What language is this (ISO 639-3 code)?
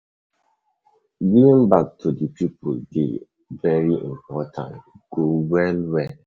pcm